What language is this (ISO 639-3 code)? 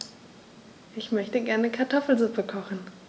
deu